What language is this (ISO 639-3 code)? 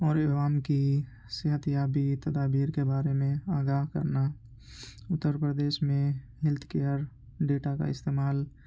urd